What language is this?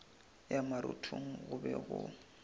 Northern Sotho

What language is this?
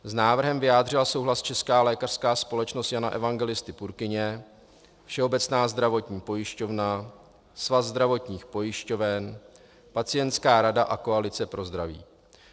Czech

